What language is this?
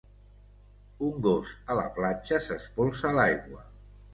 Catalan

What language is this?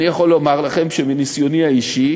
Hebrew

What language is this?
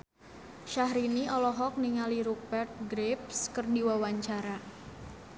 Sundanese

